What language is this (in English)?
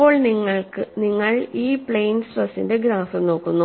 Malayalam